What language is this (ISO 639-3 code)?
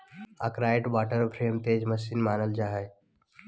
mag